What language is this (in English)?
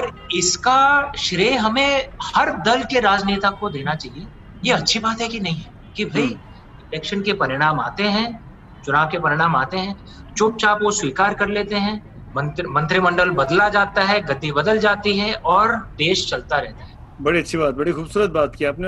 Hindi